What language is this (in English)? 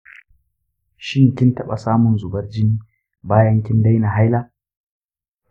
Hausa